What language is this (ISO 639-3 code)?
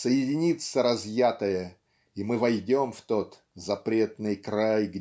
rus